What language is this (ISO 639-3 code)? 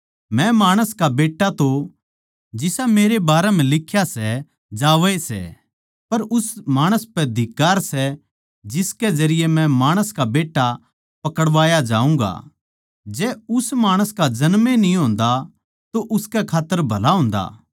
bgc